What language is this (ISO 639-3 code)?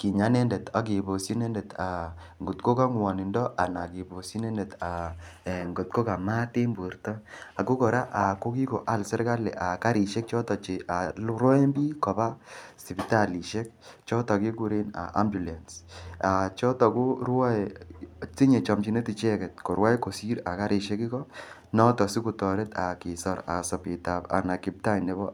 kln